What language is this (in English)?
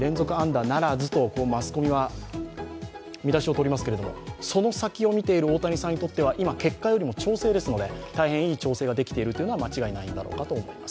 Japanese